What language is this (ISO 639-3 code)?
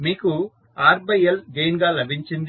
tel